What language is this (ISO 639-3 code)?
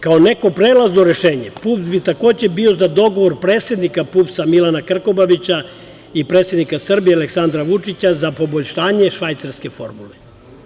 srp